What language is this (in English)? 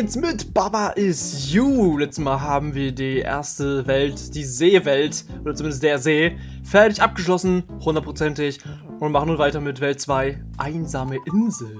German